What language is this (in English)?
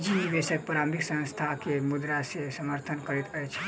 Maithili